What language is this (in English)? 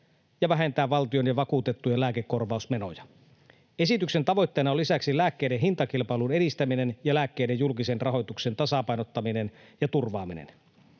Finnish